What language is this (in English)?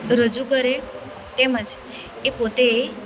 Gujarati